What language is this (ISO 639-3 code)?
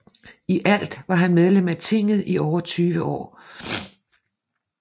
dan